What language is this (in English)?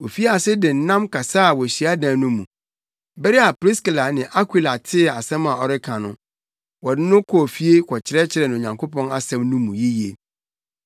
Akan